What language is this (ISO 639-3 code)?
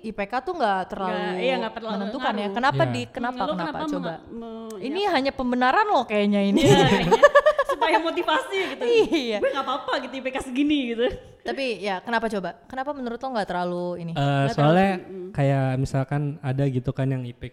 ind